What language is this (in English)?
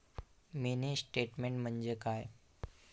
Marathi